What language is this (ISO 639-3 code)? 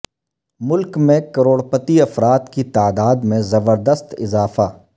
urd